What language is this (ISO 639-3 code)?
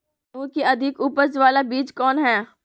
mag